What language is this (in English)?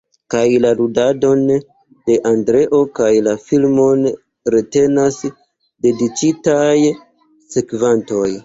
Esperanto